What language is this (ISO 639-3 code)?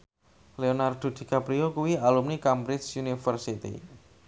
jav